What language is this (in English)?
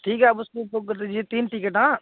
Hindi